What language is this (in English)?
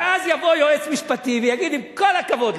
Hebrew